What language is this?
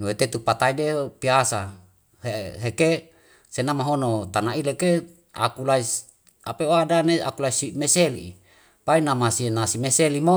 Wemale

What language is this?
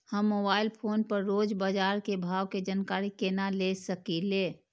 Maithili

